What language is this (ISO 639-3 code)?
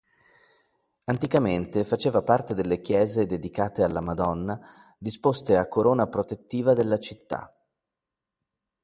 ita